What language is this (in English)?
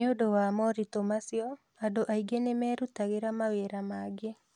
Kikuyu